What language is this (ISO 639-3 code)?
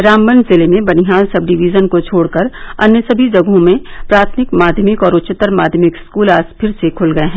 hin